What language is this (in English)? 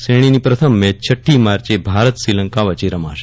Gujarati